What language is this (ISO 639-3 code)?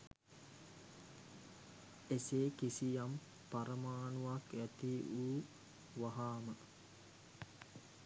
sin